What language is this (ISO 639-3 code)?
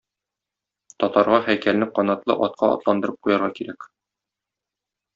tat